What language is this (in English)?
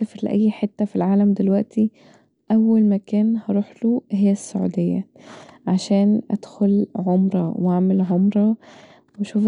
Egyptian Arabic